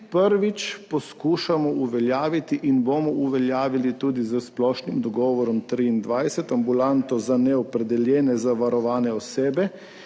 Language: Slovenian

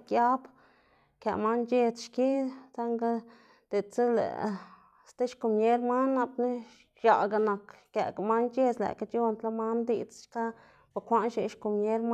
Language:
Xanaguía Zapotec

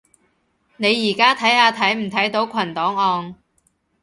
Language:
Cantonese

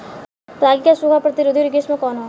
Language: Bhojpuri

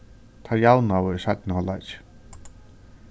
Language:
Faroese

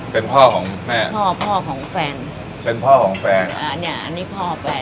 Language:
Thai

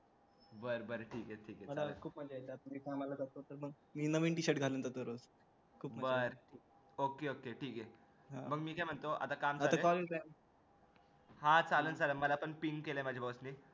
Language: Marathi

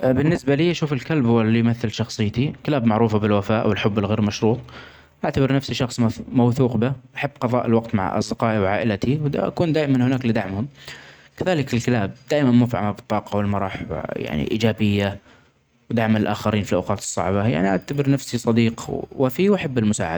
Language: Omani Arabic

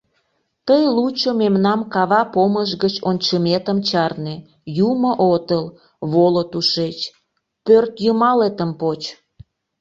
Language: Mari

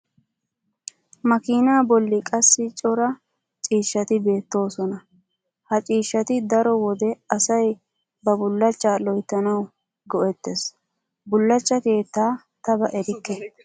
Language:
Wolaytta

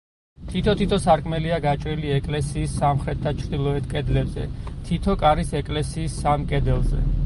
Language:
Georgian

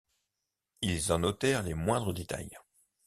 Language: French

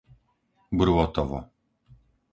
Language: Slovak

